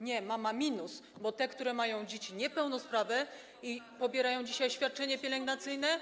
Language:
Polish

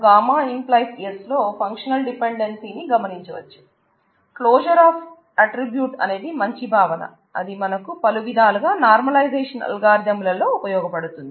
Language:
Telugu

